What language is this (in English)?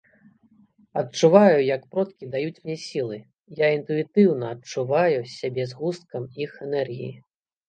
Belarusian